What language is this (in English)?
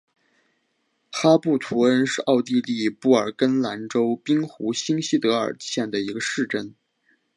Chinese